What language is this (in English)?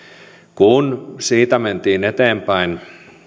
Finnish